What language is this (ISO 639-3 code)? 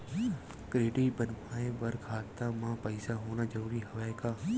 hne